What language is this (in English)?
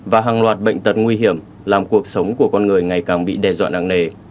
Vietnamese